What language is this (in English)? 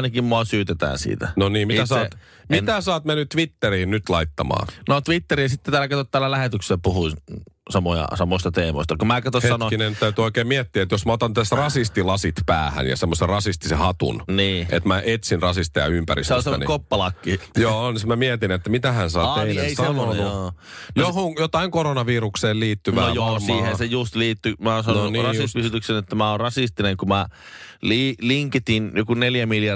Finnish